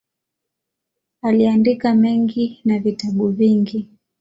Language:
Swahili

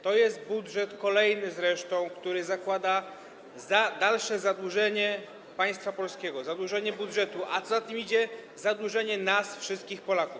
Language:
Polish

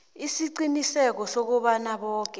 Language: South Ndebele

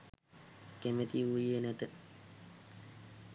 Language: Sinhala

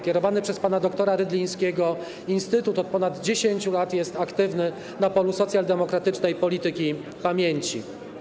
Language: Polish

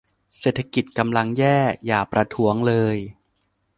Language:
Thai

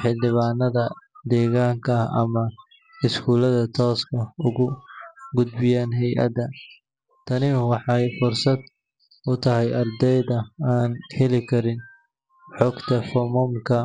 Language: Somali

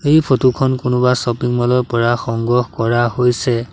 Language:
Assamese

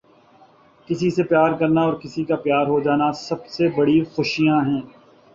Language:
Urdu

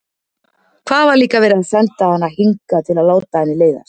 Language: Icelandic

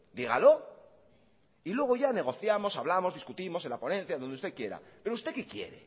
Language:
Spanish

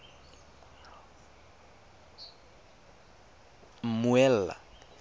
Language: Tswana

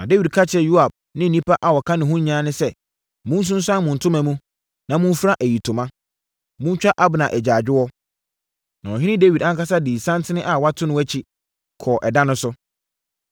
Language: Akan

